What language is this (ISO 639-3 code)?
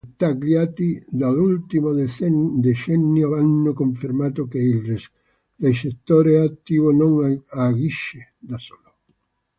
ita